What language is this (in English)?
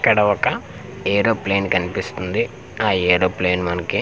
Telugu